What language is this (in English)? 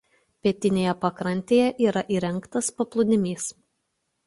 Lithuanian